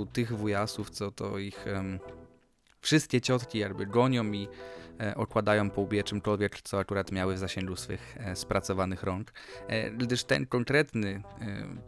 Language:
Polish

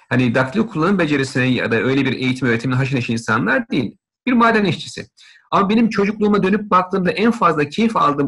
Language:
Turkish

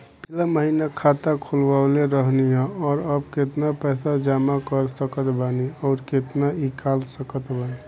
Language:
Bhojpuri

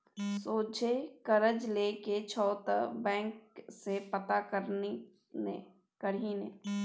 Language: Maithili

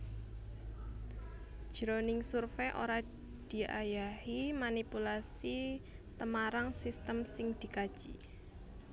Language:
Javanese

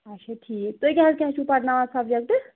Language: Kashmiri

